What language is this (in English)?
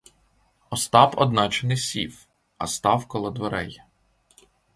Ukrainian